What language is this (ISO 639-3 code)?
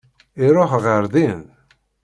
kab